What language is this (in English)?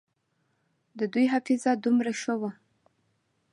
Pashto